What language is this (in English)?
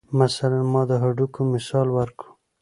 Pashto